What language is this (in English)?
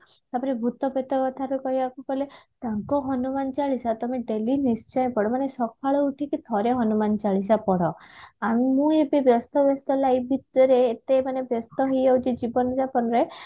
Odia